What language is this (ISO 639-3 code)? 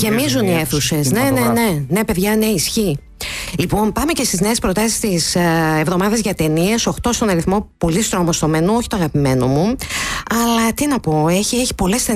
ell